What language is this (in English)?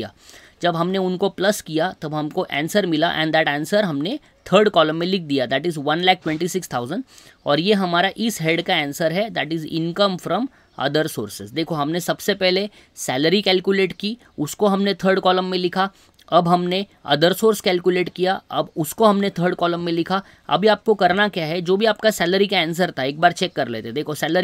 Hindi